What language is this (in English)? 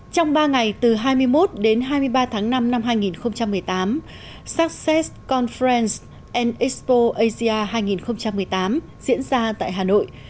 Vietnamese